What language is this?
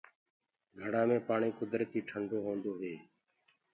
Gurgula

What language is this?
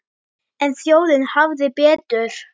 Icelandic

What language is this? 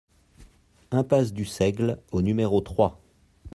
French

